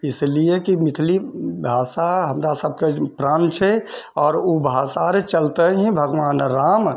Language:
Maithili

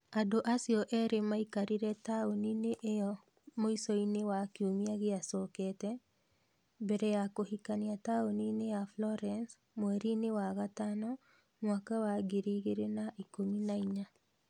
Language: Kikuyu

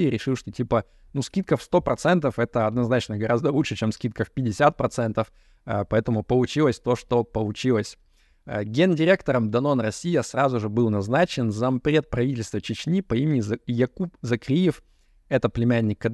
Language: Russian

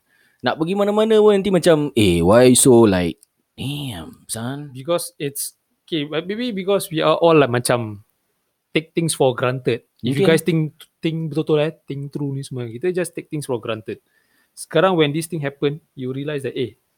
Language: Malay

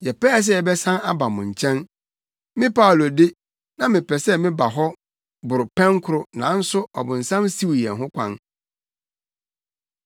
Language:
Akan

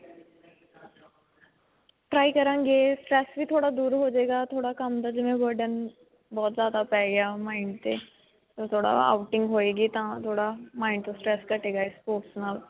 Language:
Punjabi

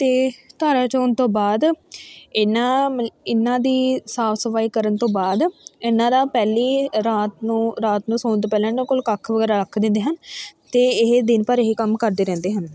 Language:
Punjabi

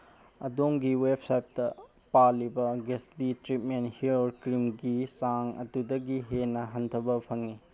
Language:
Manipuri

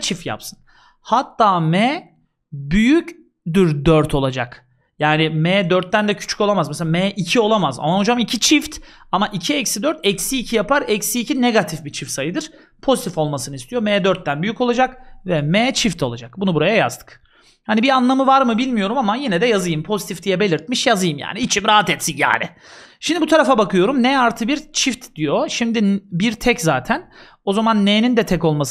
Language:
Turkish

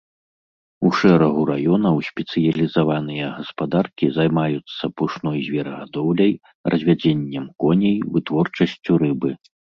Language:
Belarusian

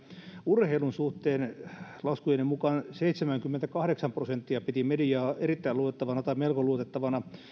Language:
Finnish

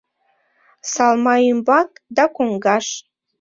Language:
Mari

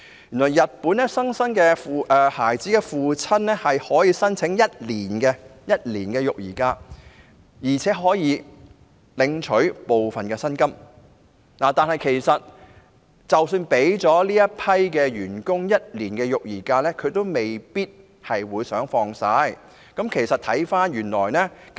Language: Cantonese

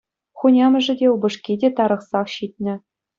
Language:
Chuvash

